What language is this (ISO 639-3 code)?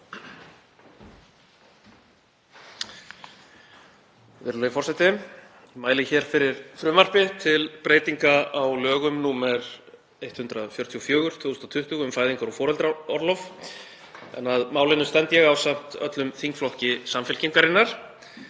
isl